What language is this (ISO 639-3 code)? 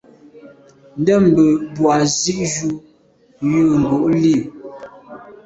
byv